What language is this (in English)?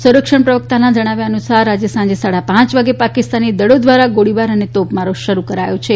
Gujarati